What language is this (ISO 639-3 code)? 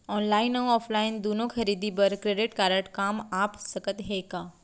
hne